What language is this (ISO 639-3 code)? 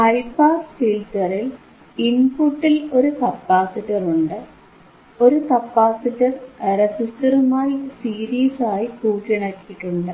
mal